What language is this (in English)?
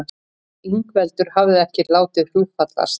Icelandic